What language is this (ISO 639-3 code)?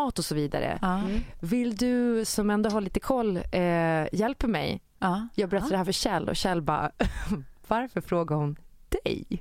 swe